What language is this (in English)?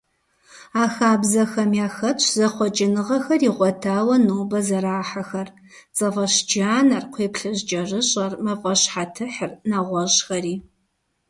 Kabardian